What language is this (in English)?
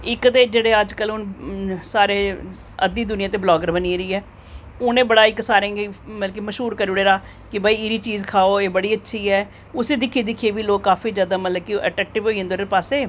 Dogri